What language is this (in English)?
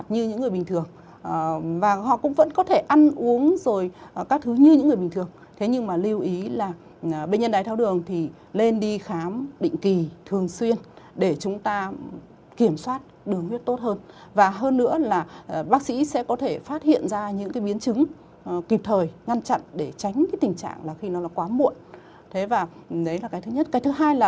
Vietnamese